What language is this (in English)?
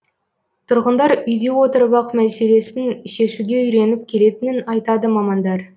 Kazakh